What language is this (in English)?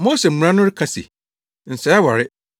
Akan